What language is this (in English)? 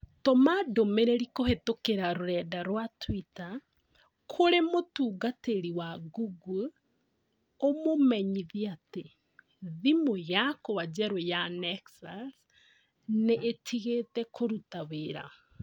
Kikuyu